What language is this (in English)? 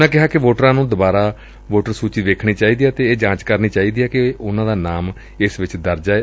Punjabi